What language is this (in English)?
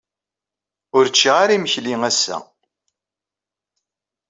Kabyle